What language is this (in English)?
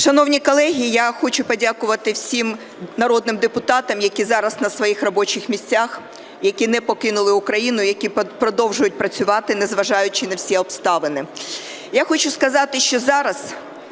Ukrainian